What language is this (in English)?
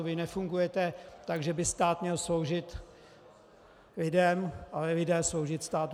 Czech